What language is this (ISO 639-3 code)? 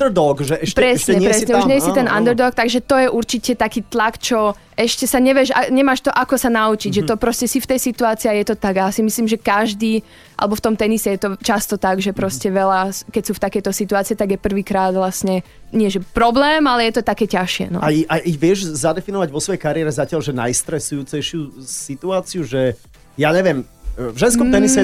slk